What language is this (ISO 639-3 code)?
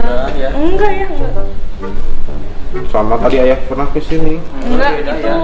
ind